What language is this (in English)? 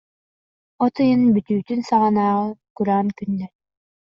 Yakut